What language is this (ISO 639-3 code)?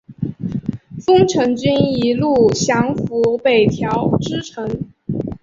zho